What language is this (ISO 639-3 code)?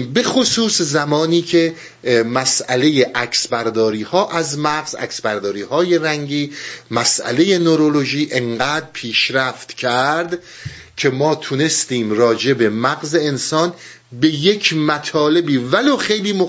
fas